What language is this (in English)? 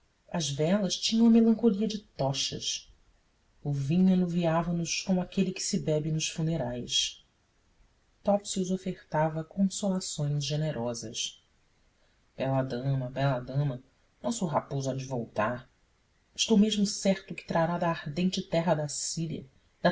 Portuguese